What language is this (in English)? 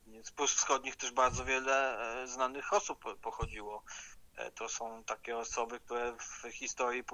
Polish